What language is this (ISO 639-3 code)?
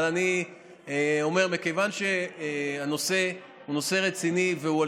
heb